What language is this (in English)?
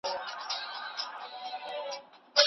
Pashto